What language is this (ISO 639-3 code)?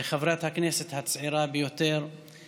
heb